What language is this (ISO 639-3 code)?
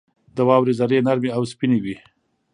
pus